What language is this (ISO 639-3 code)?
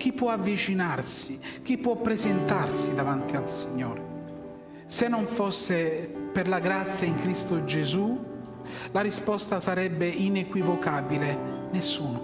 ita